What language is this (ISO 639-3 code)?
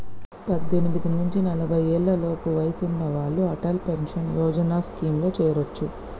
tel